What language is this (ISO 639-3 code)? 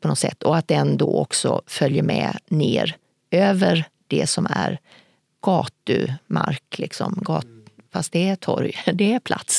swe